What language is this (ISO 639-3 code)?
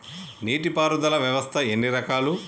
tel